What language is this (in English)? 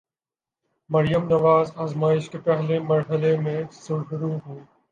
Urdu